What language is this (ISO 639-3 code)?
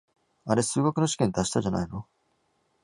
jpn